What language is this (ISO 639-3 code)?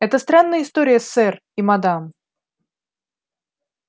rus